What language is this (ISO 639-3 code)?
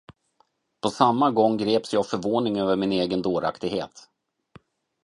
swe